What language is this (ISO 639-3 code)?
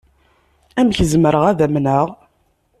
kab